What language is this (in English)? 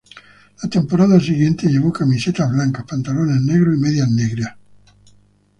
Spanish